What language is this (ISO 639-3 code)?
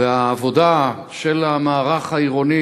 heb